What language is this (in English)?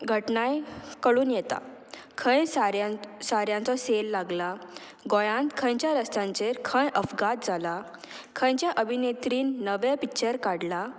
Konkani